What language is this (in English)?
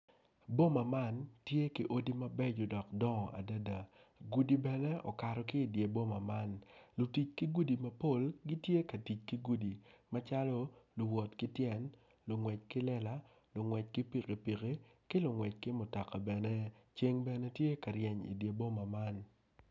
Acoli